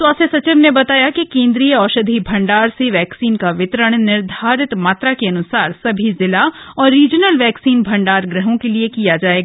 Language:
Hindi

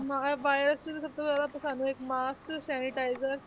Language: Punjabi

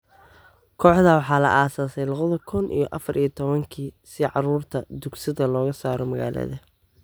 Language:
Somali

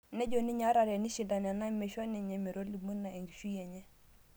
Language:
Masai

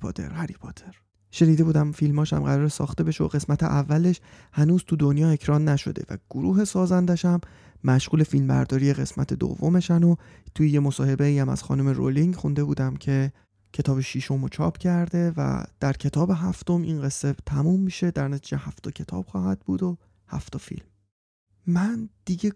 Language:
Persian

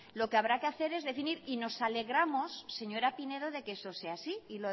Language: Spanish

